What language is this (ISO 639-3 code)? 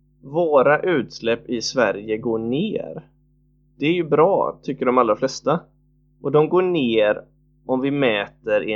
swe